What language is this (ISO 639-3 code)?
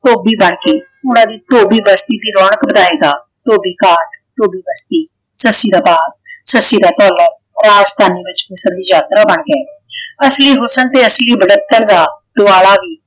pan